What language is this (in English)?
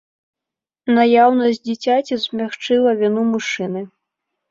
Belarusian